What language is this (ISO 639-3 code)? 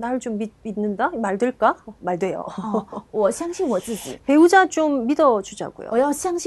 kor